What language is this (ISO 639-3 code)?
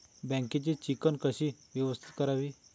mar